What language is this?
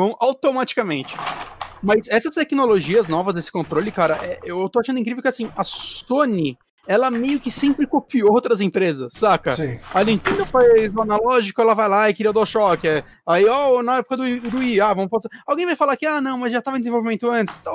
Portuguese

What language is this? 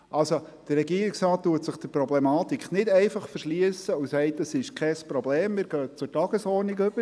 Swiss German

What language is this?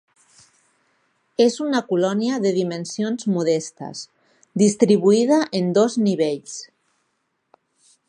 Catalan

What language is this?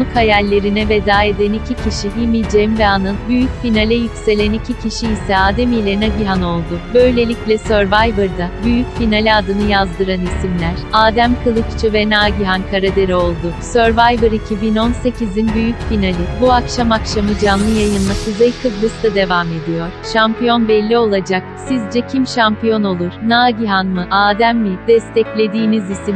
Turkish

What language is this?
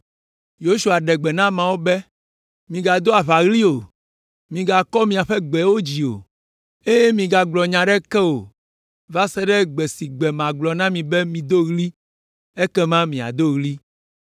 Ewe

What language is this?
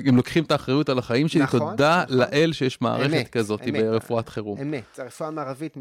Hebrew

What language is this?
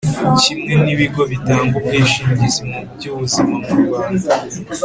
Kinyarwanda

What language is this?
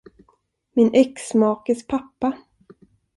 Swedish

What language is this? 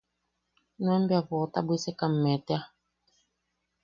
Yaqui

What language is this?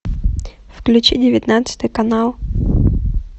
Russian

